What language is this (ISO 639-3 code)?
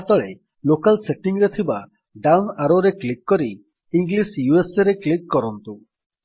ori